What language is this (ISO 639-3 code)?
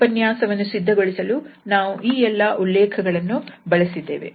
kan